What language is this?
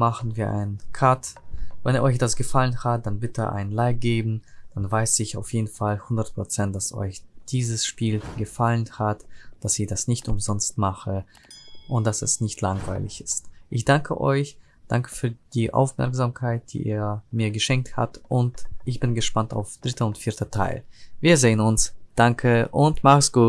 German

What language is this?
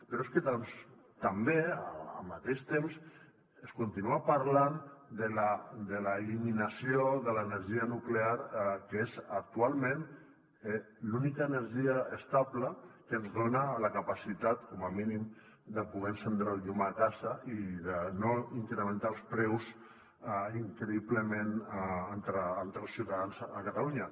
Catalan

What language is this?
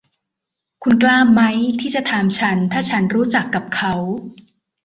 Thai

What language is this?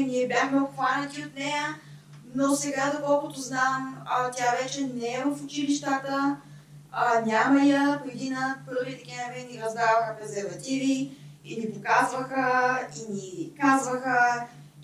Bulgarian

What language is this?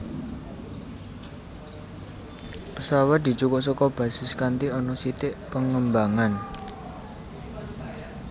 Javanese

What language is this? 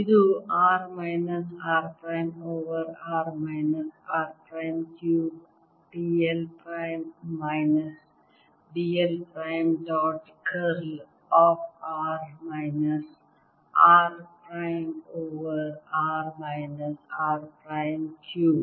Kannada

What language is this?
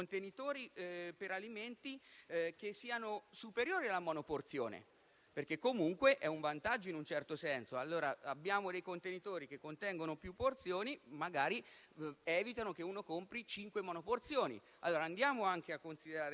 Italian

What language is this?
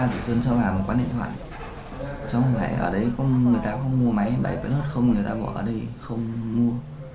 Vietnamese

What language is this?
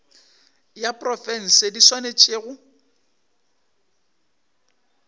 Northern Sotho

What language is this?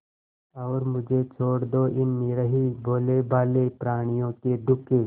Hindi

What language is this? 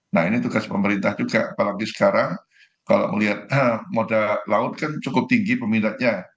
Indonesian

